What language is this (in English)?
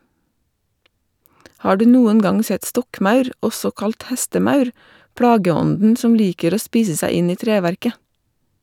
Norwegian